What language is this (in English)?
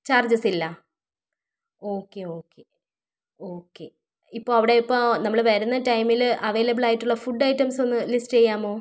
Malayalam